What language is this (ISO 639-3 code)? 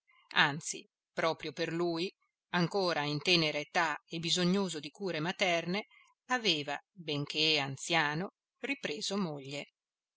ita